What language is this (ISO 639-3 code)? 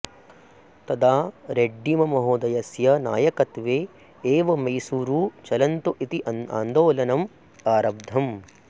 san